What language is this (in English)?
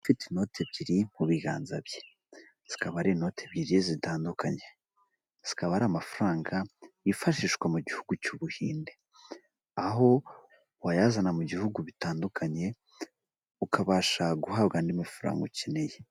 Kinyarwanda